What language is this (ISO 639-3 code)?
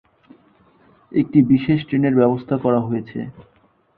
ben